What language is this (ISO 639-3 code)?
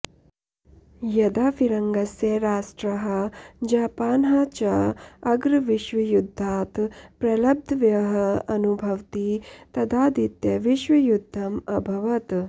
san